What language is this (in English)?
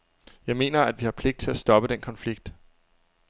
Danish